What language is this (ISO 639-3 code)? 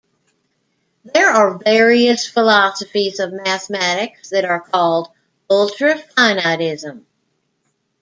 eng